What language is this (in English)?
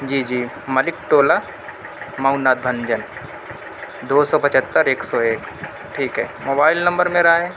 Urdu